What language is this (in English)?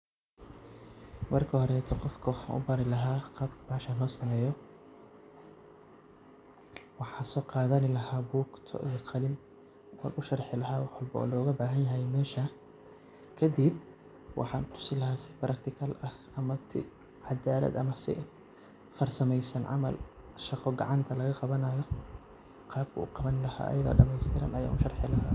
Somali